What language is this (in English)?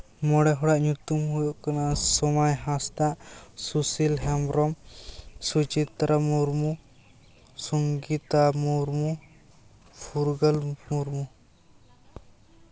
Santali